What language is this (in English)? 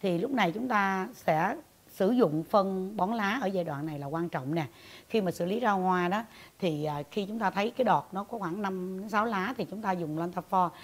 Vietnamese